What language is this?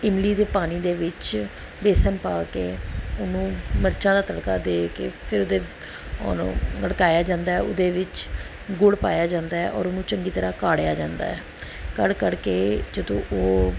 Punjabi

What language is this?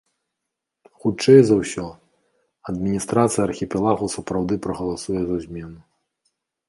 Belarusian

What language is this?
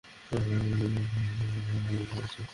Bangla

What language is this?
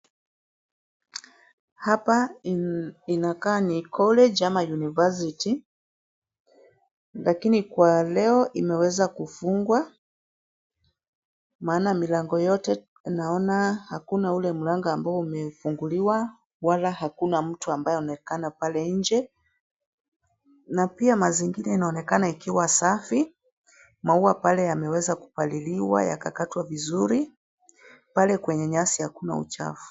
Swahili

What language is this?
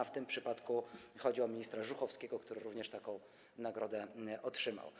Polish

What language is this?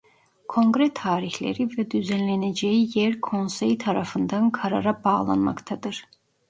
Turkish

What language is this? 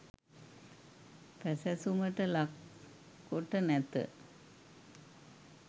Sinhala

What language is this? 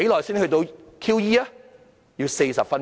Cantonese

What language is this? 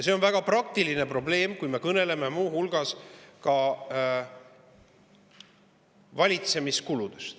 Estonian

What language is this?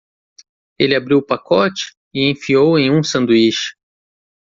Portuguese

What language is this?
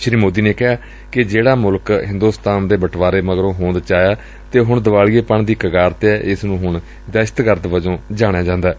Punjabi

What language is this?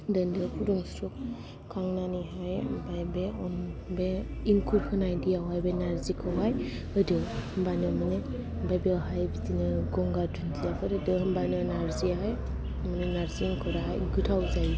Bodo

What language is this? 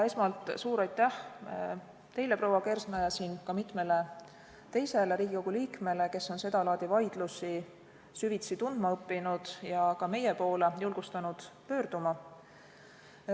Estonian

